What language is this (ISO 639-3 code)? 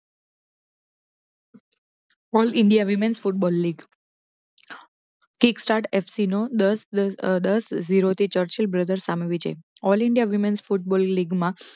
guj